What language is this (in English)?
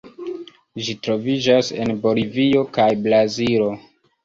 Esperanto